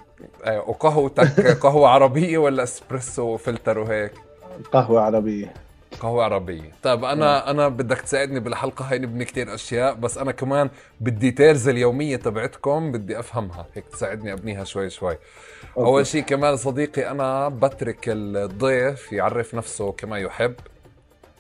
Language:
Arabic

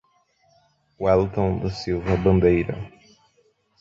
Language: Portuguese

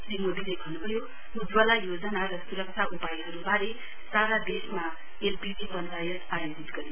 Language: Nepali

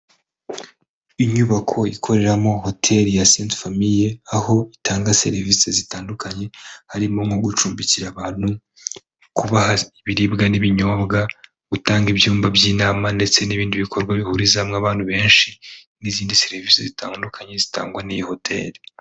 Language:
Kinyarwanda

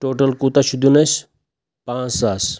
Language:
Kashmiri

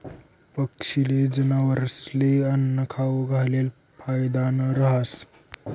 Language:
Marathi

